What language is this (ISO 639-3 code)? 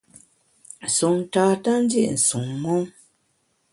bax